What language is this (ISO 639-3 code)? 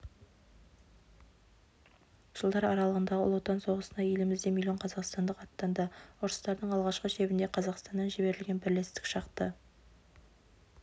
kaz